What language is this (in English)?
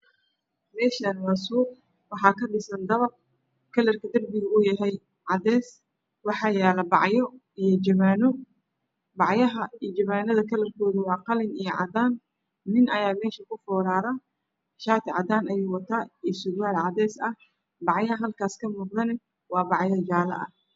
Somali